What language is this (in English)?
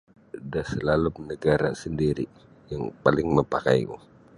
Sabah Bisaya